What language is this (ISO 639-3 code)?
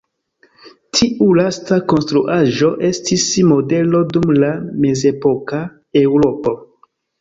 epo